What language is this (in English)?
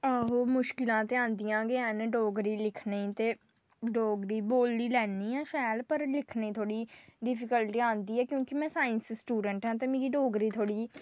Dogri